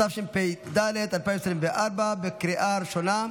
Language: Hebrew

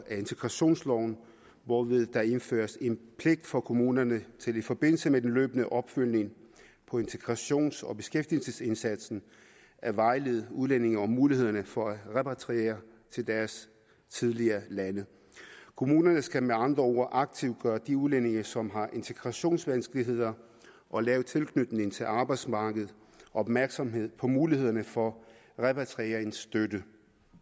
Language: Danish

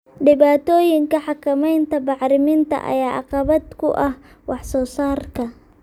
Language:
Somali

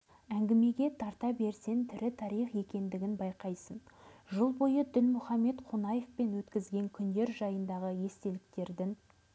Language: Kazakh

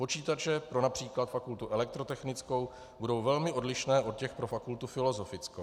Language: Czech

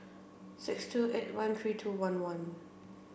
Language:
English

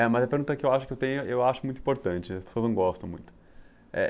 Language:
Portuguese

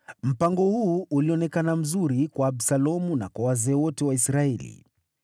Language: Swahili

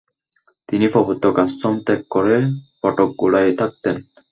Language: Bangla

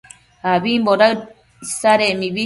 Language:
Matsés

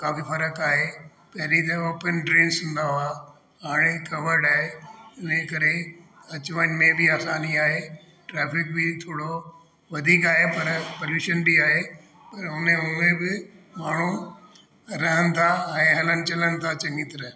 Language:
Sindhi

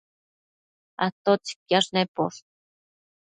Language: Matsés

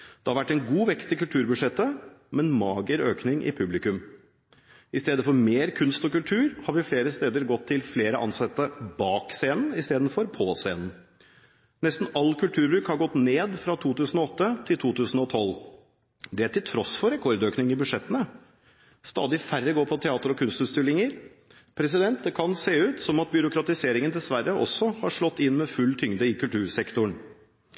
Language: Norwegian Bokmål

